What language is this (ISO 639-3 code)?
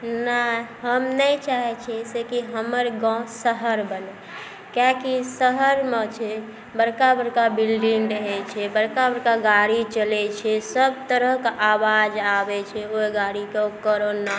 mai